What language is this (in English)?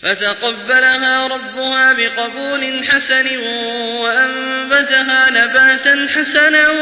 Arabic